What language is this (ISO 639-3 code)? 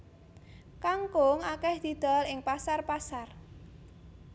jav